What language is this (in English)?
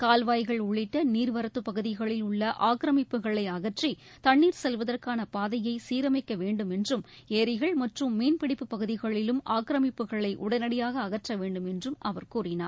Tamil